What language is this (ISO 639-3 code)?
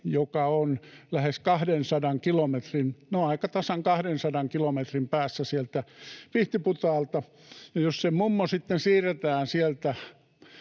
fin